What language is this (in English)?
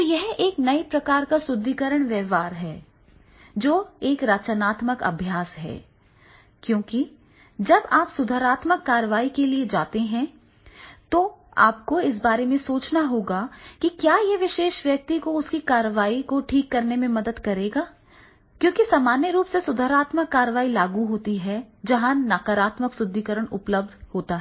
Hindi